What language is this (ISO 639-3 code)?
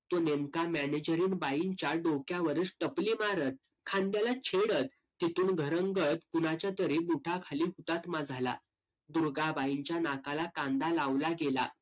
mar